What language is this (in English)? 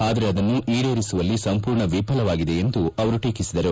Kannada